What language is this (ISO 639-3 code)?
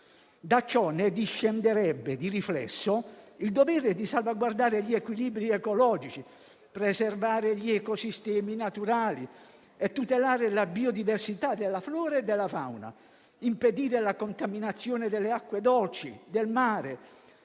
ita